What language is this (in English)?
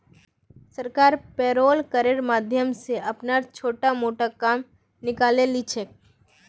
Magahi